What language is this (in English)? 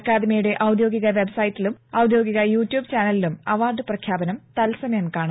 Malayalam